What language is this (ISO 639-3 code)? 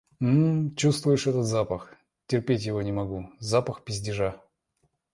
rus